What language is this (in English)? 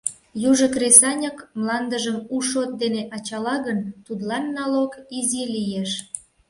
Mari